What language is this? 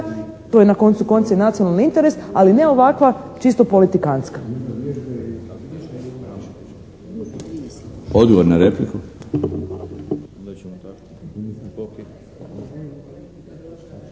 Croatian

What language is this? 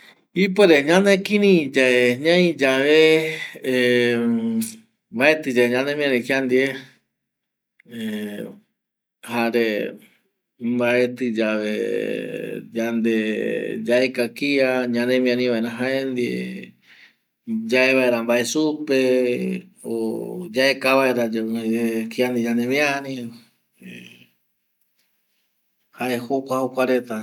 Eastern Bolivian Guaraní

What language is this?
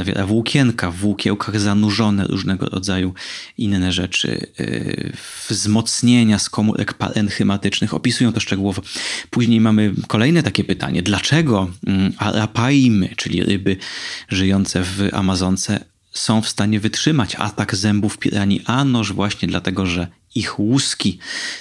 Polish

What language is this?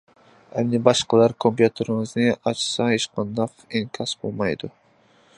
Uyghur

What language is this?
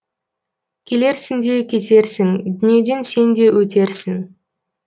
Kazakh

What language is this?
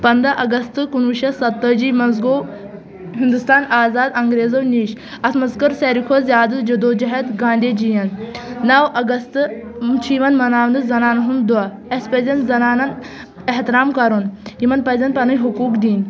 Kashmiri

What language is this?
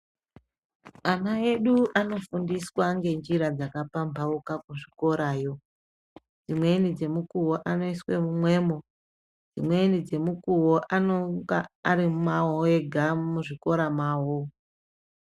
Ndau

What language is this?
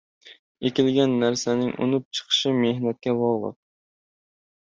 Uzbek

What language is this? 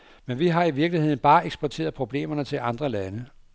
Danish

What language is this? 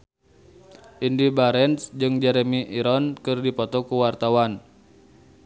Sundanese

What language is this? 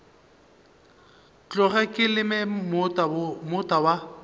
Northern Sotho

